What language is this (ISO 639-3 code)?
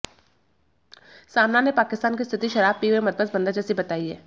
hin